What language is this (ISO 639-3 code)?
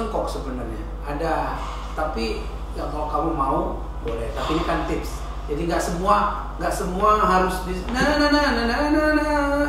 ind